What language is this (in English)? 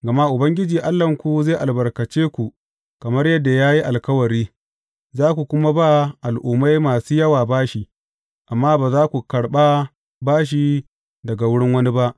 Hausa